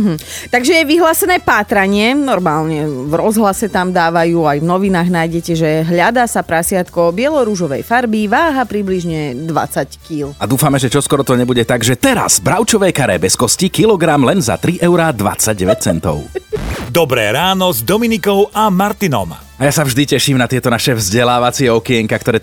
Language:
Slovak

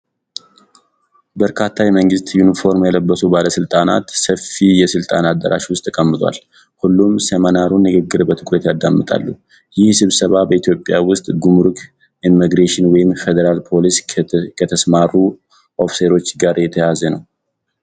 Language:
Amharic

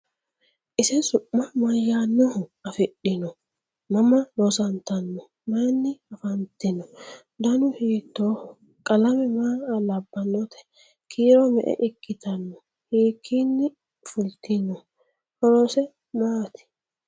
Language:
Sidamo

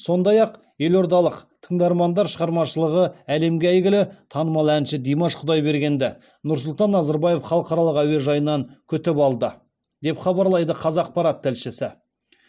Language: Kazakh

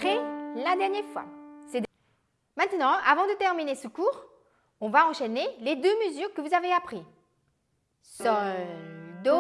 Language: French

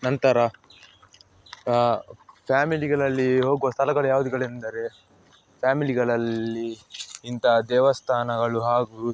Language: Kannada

